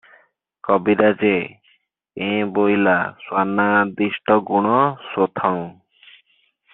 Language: Odia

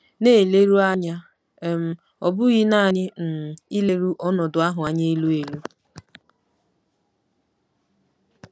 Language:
Igbo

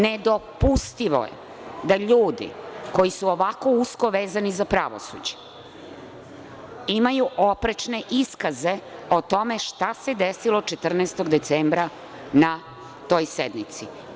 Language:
Serbian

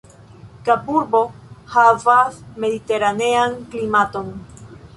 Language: Esperanto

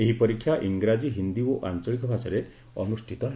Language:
Odia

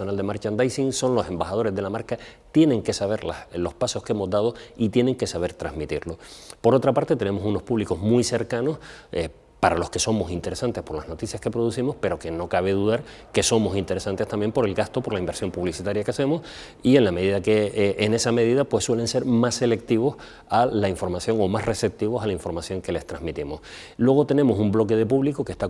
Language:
Spanish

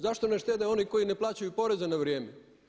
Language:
Croatian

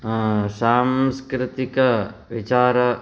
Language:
Sanskrit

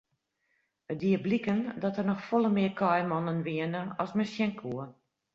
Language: Western Frisian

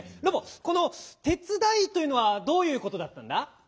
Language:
Japanese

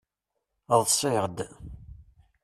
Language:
Kabyle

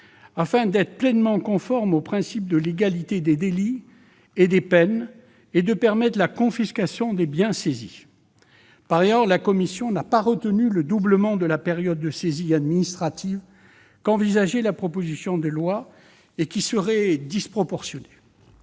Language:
French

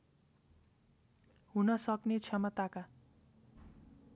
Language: Nepali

